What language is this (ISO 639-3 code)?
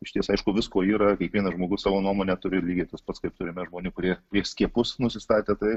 lit